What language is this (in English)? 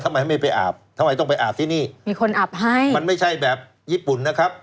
Thai